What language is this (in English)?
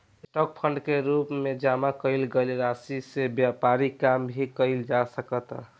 Bhojpuri